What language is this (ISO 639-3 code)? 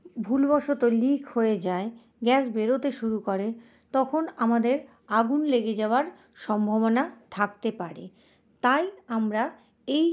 ben